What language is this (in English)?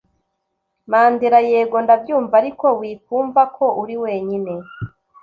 Kinyarwanda